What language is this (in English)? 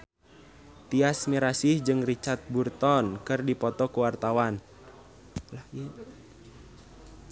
Sundanese